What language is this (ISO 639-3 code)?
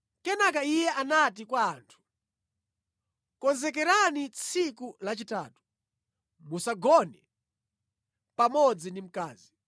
nya